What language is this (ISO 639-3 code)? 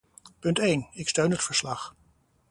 nld